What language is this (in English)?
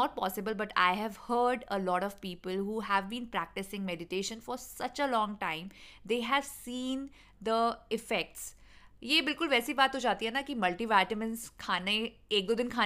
Hindi